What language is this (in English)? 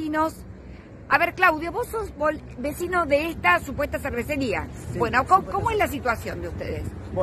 Spanish